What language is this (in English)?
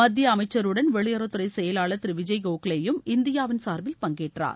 Tamil